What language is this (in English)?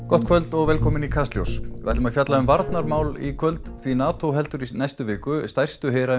Icelandic